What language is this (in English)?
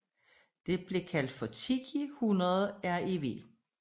Danish